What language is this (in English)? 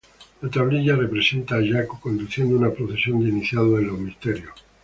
Spanish